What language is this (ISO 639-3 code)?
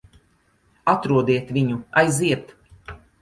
lav